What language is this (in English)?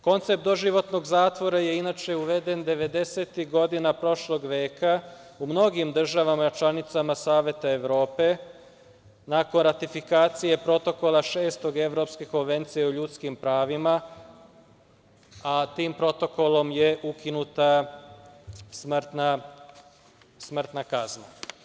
Serbian